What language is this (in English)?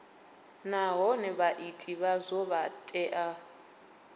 Venda